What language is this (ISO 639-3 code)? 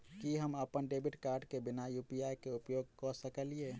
mai